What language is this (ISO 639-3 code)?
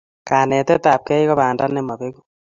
kln